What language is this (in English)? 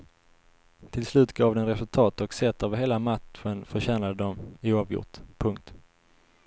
Swedish